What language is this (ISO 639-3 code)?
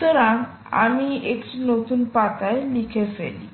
ben